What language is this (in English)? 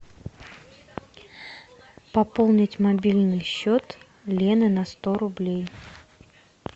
Russian